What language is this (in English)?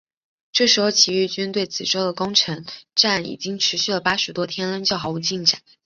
Chinese